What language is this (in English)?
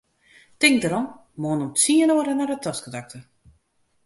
Western Frisian